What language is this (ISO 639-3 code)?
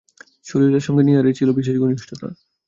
ben